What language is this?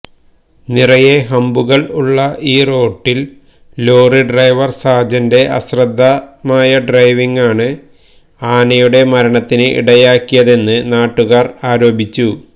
Malayalam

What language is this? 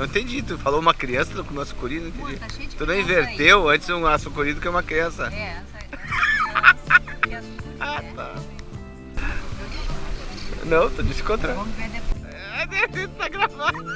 Portuguese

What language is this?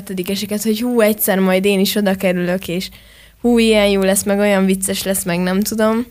Hungarian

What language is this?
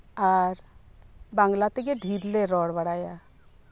Santali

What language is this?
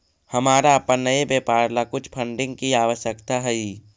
Magahi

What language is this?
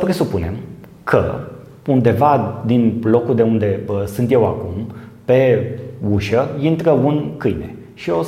Romanian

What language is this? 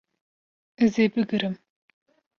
Kurdish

